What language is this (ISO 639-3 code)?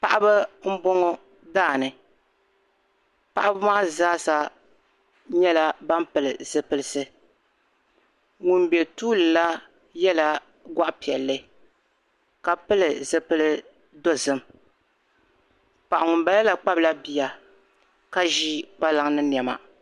dag